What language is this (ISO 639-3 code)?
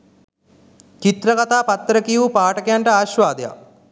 sin